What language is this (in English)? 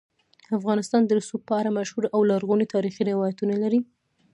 Pashto